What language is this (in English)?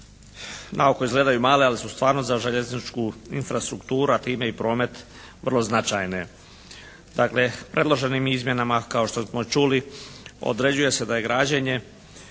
Croatian